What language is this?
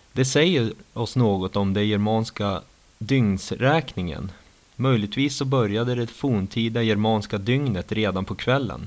Swedish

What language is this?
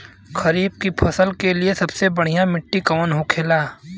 Bhojpuri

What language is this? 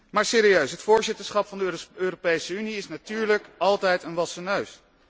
Dutch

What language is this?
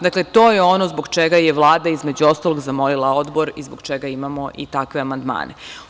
Serbian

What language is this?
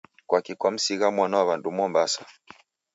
Taita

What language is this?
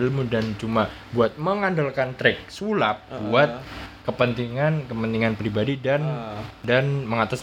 Indonesian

